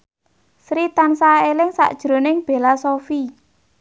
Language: Javanese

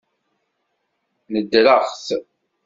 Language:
Kabyle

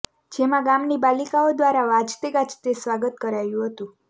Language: Gujarati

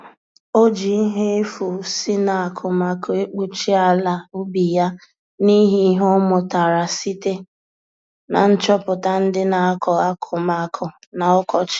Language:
Igbo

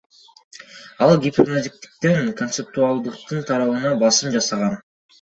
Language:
Kyrgyz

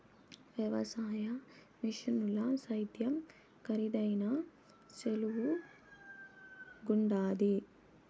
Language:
Telugu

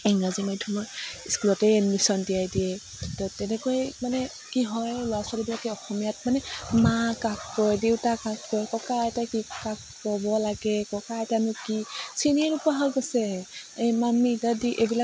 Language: Assamese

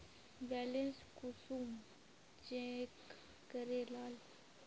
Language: Magahi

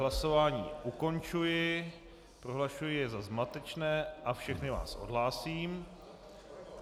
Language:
Czech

